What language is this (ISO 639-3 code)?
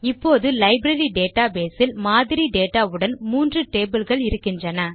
tam